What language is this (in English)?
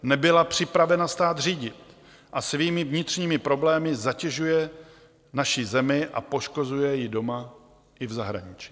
Czech